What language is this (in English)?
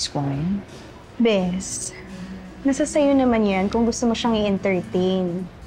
Filipino